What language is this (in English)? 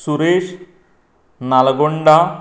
Konkani